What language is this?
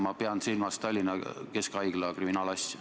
Estonian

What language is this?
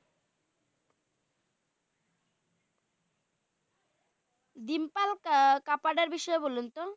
Bangla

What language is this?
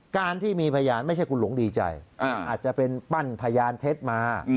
Thai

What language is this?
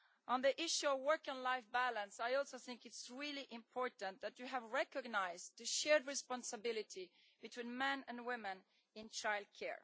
English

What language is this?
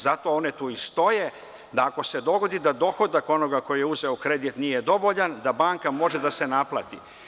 Serbian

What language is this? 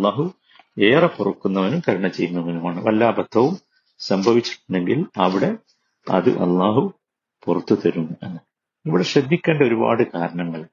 Malayalam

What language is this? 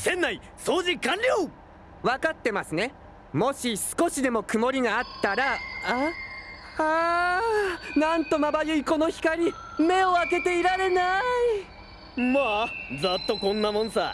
Japanese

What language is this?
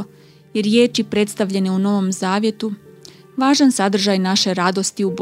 Croatian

